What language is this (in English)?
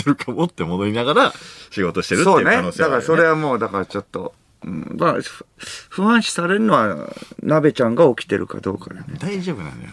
Japanese